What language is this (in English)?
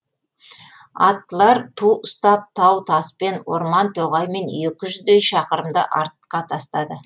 Kazakh